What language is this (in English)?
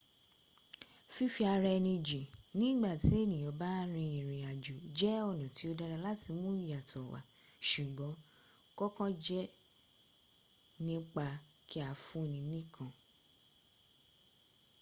Yoruba